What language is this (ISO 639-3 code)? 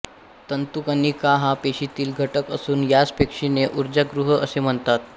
mar